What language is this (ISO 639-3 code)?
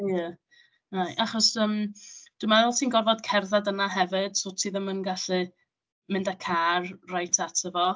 cym